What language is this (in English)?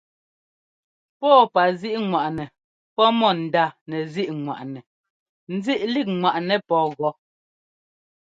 Ngomba